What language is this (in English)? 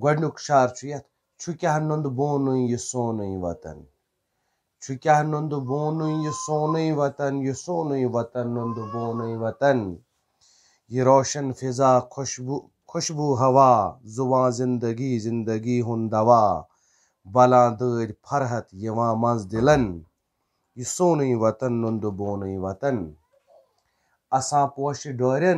Romanian